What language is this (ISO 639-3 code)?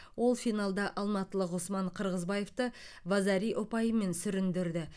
kaz